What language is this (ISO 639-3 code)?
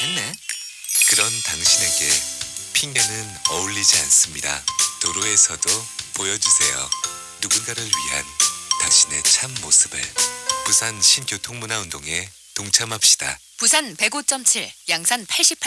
kor